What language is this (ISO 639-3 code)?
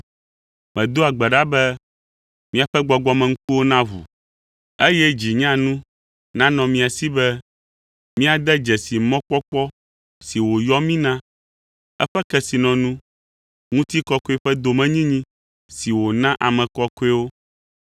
ewe